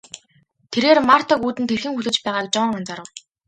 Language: Mongolian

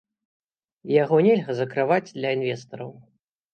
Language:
Belarusian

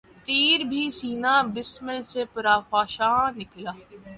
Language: Urdu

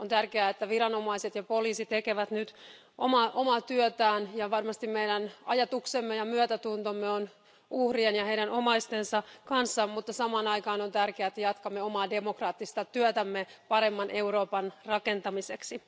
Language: Finnish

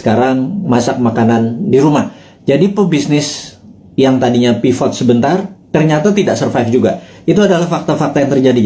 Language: Indonesian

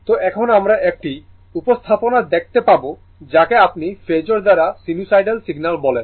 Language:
Bangla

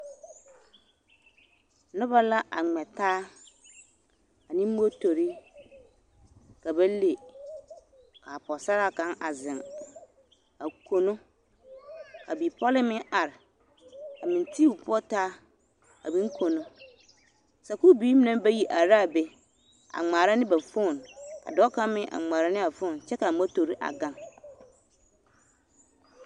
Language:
Southern Dagaare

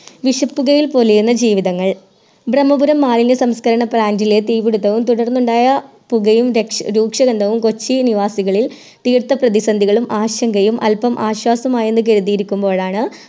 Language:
Malayalam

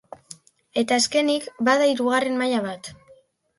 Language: Basque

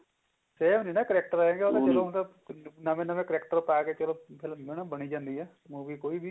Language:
Punjabi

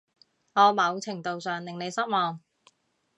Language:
Cantonese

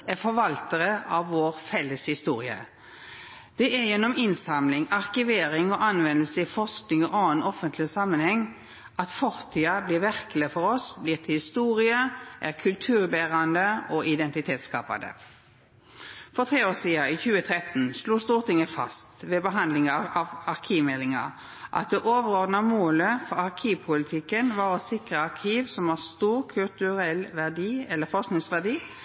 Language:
Norwegian Nynorsk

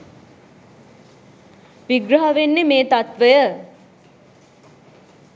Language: Sinhala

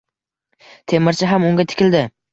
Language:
Uzbek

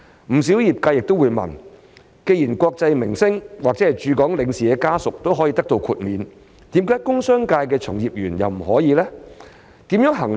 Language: Cantonese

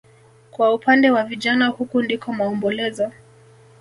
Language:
Swahili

